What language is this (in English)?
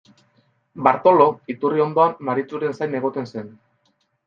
Basque